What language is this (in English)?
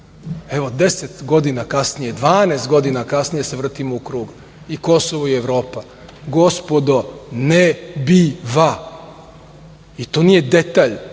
Serbian